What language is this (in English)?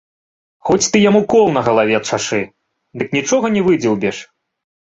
Belarusian